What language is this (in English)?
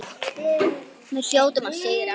Icelandic